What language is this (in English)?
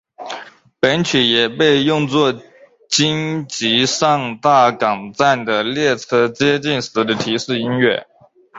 Chinese